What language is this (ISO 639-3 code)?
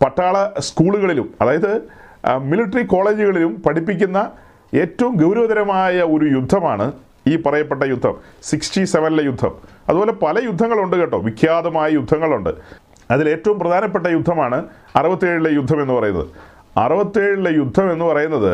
mal